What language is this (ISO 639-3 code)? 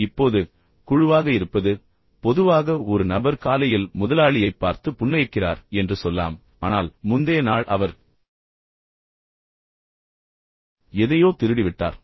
tam